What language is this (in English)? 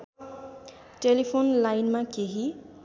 Nepali